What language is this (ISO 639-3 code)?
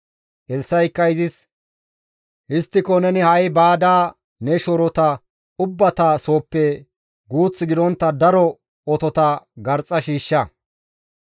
gmv